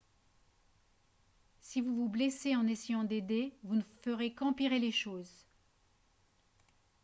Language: French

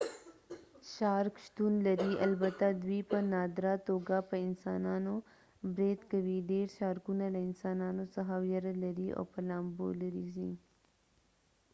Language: Pashto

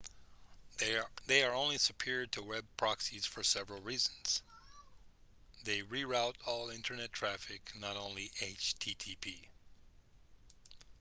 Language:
English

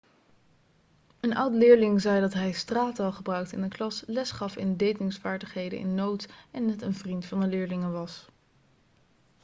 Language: Dutch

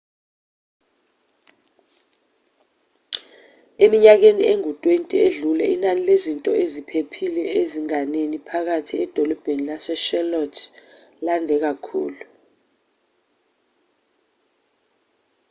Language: Zulu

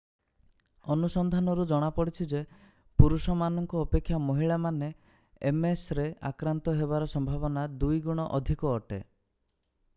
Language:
Odia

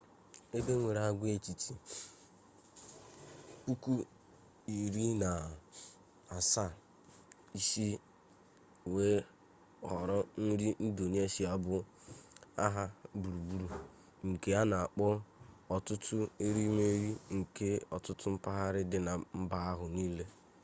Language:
Igbo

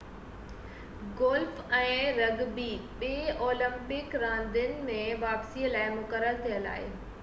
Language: Sindhi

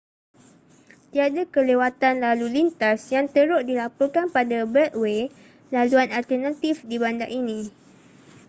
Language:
Malay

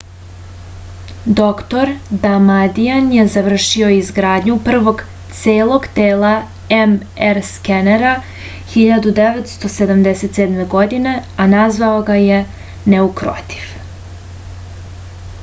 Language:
Serbian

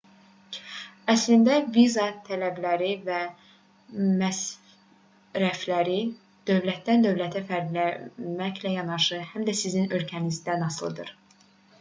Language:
Azerbaijani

